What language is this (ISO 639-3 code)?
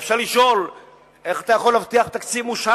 heb